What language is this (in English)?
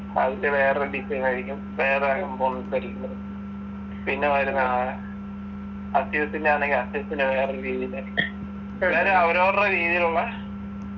Malayalam